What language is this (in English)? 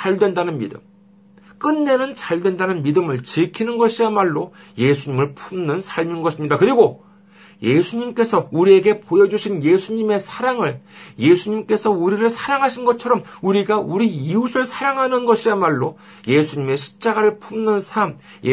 Korean